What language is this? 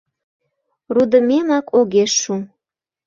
Mari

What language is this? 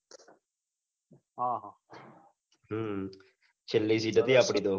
Gujarati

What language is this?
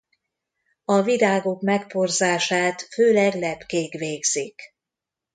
Hungarian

